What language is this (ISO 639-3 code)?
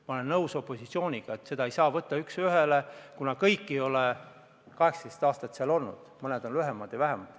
est